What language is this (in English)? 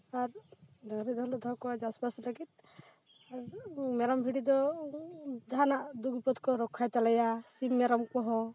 Santali